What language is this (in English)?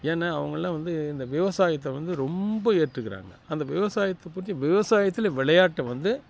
Tamil